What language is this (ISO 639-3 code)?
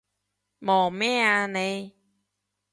yue